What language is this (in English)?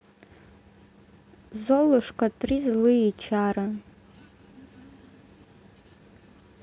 Russian